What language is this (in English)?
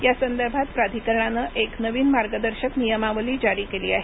Marathi